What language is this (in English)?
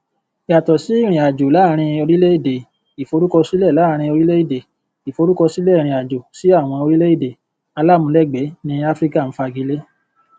Yoruba